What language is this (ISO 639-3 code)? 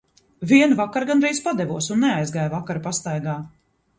lav